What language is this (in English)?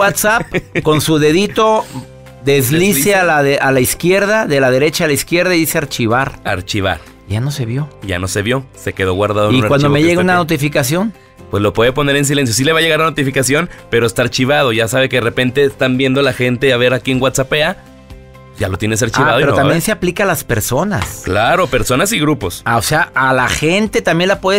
Spanish